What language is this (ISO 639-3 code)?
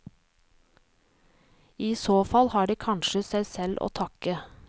nor